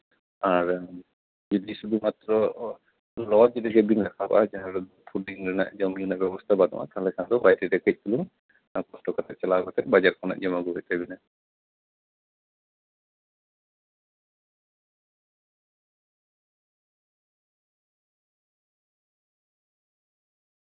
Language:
Santali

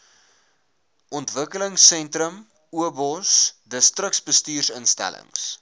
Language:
Afrikaans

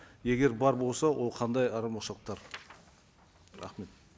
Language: Kazakh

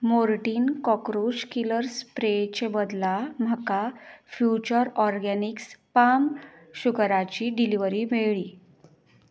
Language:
Konkani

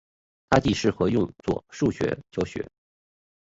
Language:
Chinese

